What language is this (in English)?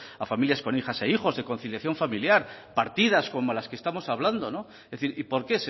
Spanish